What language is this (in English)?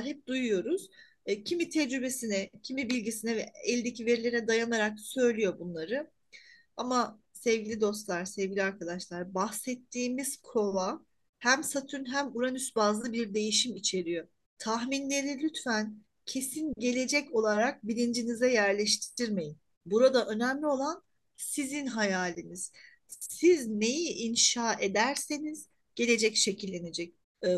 Turkish